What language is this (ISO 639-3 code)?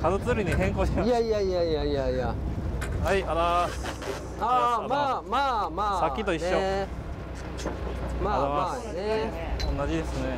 jpn